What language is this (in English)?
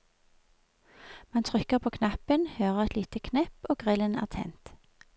Norwegian